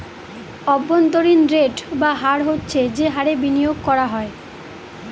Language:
Bangla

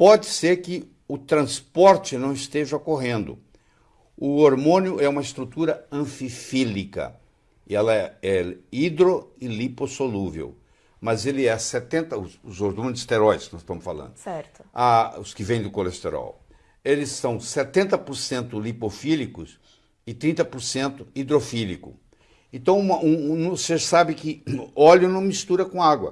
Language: Portuguese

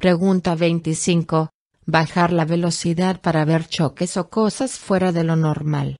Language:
Spanish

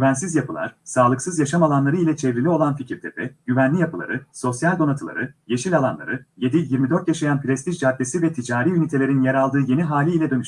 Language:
Turkish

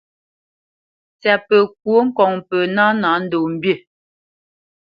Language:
Bamenyam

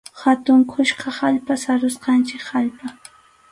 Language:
Arequipa-La Unión Quechua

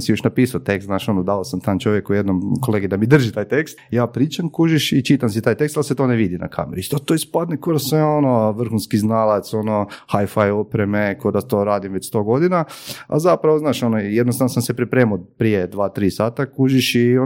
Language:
Croatian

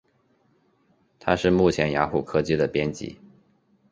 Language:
Chinese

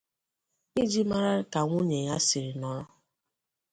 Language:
Igbo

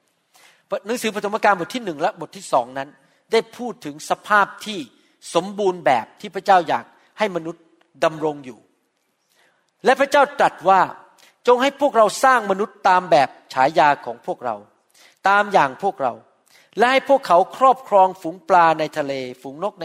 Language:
Thai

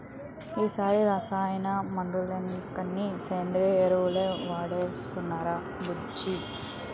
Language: Telugu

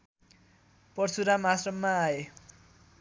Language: Nepali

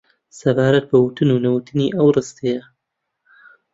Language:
Central Kurdish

